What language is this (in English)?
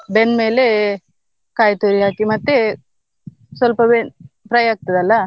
Kannada